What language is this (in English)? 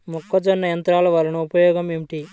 Telugu